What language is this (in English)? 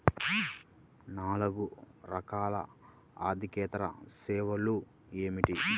Telugu